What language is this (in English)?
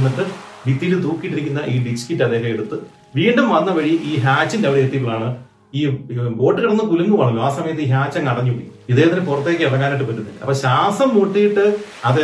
Malayalam